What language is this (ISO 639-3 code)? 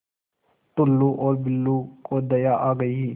hin